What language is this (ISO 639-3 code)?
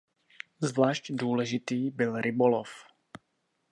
ces